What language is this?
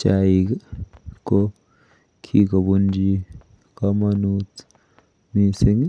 Kalenjin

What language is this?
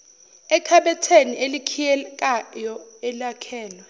Zulu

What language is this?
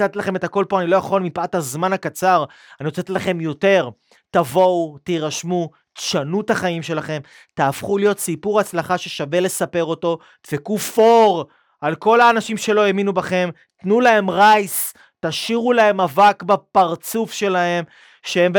Hebrew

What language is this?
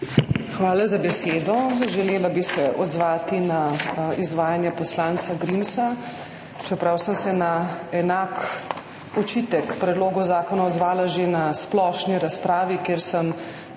Slovenian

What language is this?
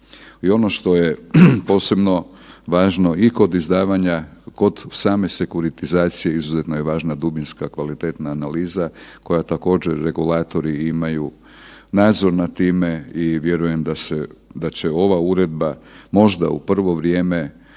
Croatian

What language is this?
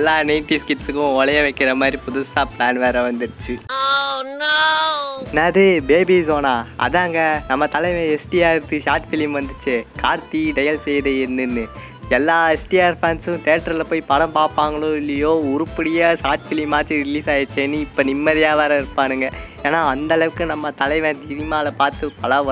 Tamil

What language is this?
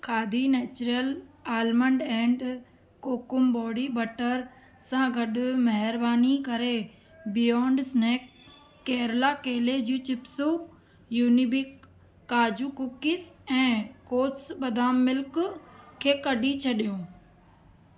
Sindhi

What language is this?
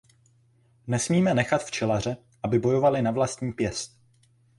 Czech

